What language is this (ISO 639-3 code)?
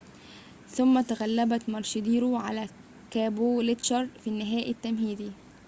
ara